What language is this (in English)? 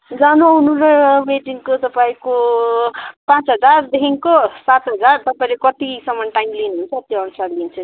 Nepali